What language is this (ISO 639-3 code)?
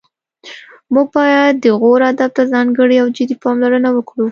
pus